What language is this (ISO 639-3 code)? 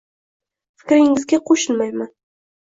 uzb